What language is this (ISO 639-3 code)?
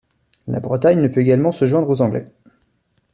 fra